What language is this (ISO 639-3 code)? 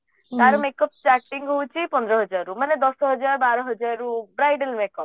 ori